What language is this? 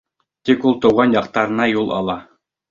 Bashkir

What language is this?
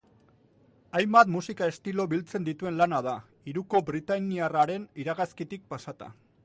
Basque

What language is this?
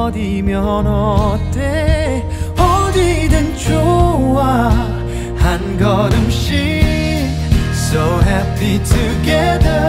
Korean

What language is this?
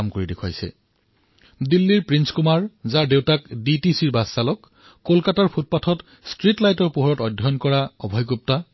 Assamese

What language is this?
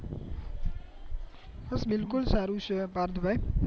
Gujarati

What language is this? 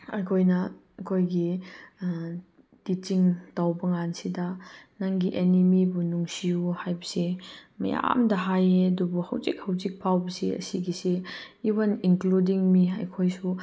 Manipuri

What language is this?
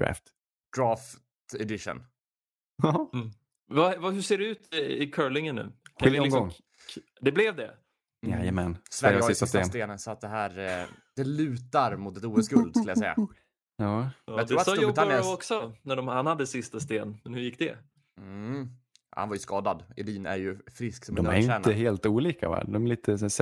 Swedish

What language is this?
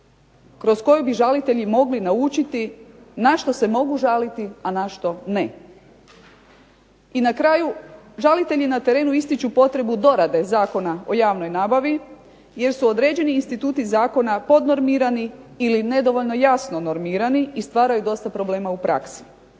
Croatian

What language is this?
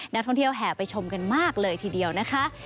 Thai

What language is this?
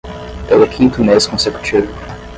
Portuguese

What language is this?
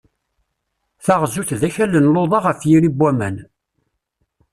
Kabyle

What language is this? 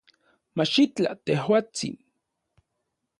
Central Puebla Nahuatl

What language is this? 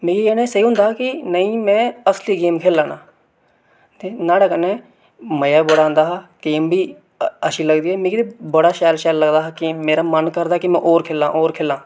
Dogri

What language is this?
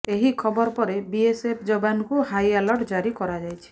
Odia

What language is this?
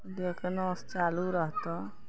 Maithili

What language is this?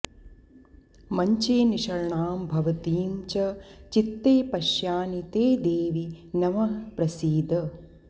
Sanskrit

